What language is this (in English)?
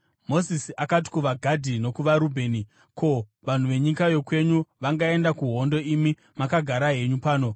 Shona